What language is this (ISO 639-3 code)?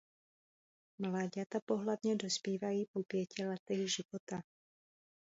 ces